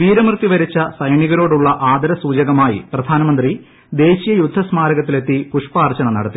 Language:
Malayalam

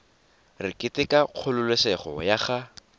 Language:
Tswana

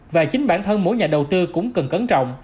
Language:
Vietnamese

